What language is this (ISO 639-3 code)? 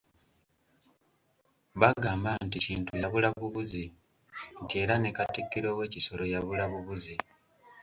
lug